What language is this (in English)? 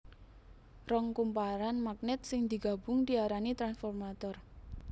Javanese